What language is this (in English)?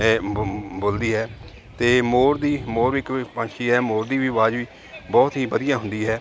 Punjabi